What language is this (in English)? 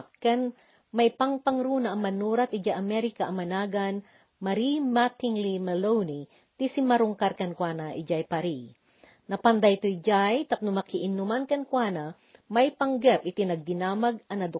Filipino